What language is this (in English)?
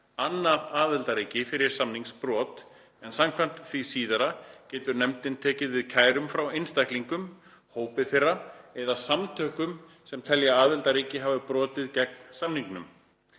Icelandic